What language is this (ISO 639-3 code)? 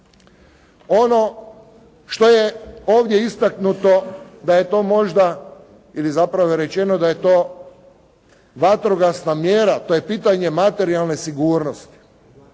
hrv